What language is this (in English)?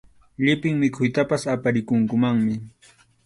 Arequipa-La Unión Quechua